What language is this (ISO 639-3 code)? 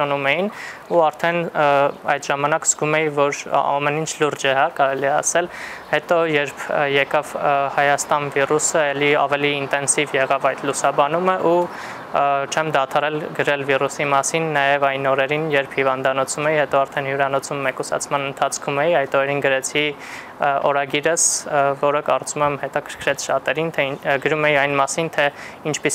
ron